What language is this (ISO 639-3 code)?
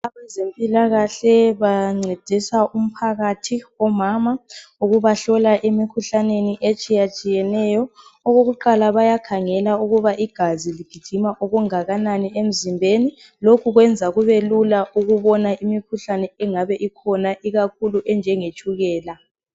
nde